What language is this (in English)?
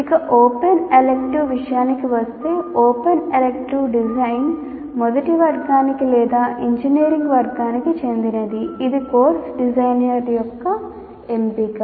Telugu